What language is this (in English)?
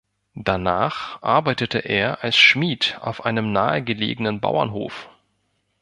German